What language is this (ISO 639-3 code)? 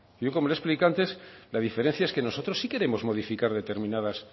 spa